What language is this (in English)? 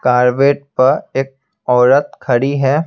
Hindi